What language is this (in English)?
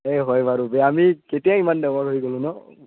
Assamese